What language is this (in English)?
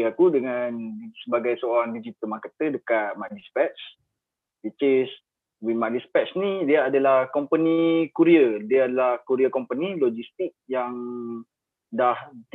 Malay